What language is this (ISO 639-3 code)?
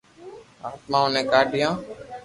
lrk